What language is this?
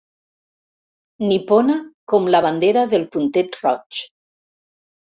Catalan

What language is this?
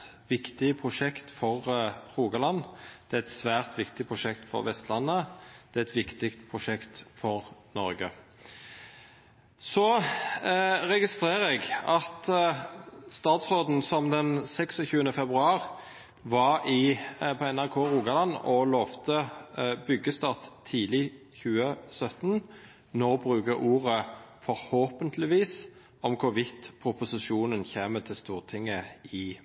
Norwegian Nynorsk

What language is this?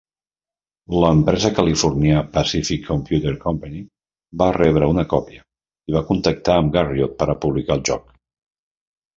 Catalan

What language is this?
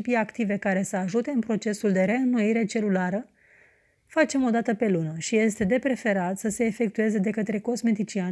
Romanian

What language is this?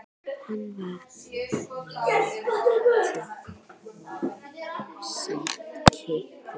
Icelandic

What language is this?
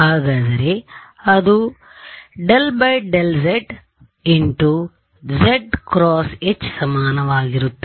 Kannada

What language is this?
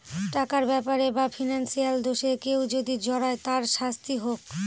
Bangla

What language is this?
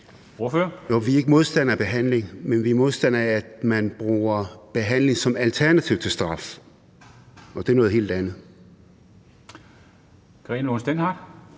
Danish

